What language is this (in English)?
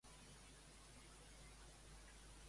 Catalan